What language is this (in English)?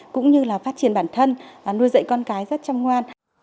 Vietnamese